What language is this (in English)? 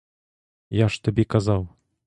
Ukrainian